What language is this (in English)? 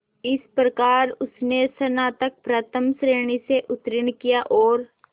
Hindi